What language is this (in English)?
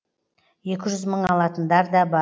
Kazakh